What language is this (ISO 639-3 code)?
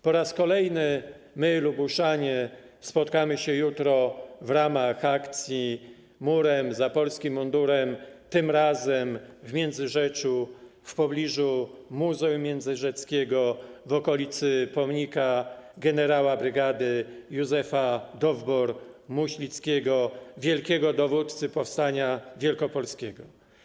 pol